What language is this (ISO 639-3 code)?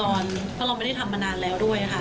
tha